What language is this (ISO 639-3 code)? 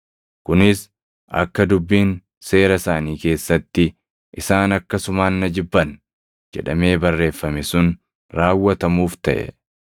orm